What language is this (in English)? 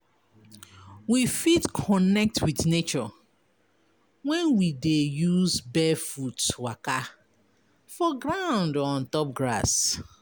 Nigerian Pidgin